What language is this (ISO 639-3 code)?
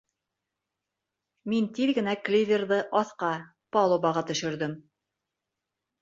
bak